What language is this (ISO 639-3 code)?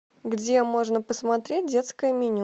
rus